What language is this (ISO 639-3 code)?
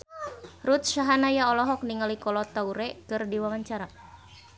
sun